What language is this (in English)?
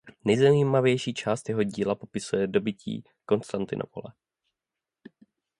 Czech